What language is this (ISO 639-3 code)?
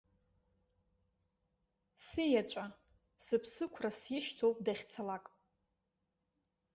abk